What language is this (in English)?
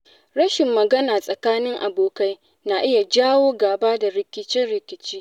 Hausa